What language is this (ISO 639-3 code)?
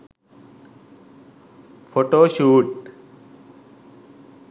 sin